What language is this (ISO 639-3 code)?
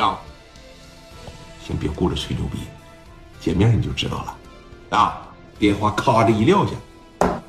zho